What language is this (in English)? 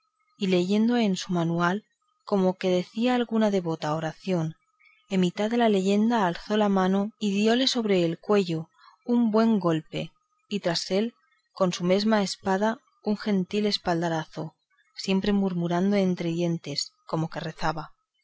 Spanish